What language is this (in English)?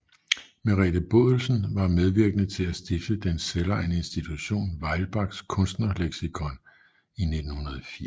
Danish